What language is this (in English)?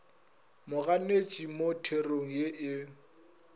Northern Sotho